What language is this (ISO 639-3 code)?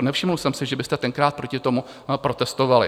ces